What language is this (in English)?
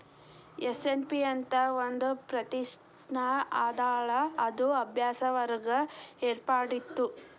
Kannada